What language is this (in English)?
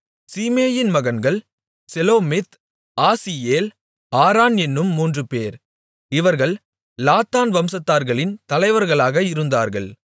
Tamil